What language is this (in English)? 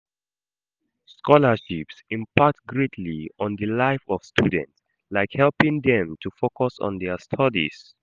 Nigerian Pidgin